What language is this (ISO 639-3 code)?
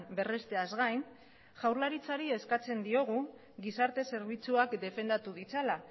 eus